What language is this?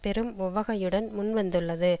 Tamil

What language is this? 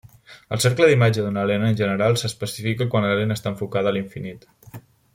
Catalan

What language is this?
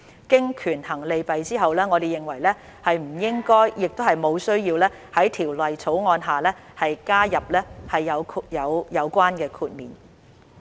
Cantonese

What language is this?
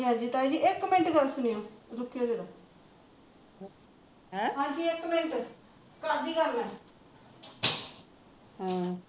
Punjabi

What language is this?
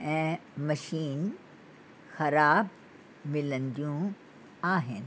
Sindhi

